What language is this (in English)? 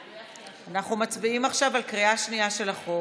Hebrew